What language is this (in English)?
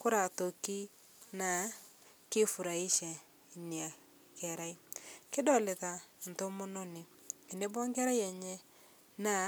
Masai